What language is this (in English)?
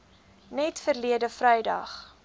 Afrikaans